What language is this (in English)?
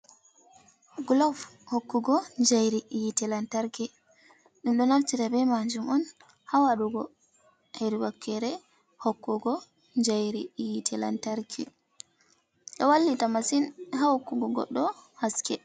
Fula